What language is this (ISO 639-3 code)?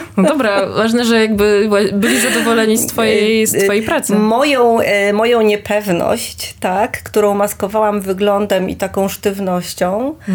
pol